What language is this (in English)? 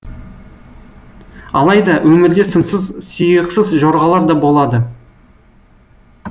Kazakh